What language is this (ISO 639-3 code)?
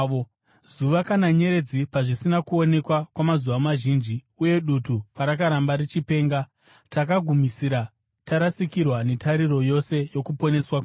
sna